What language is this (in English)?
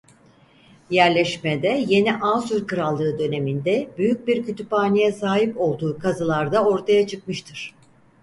Turkish